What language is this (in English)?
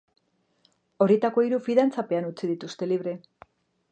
Basque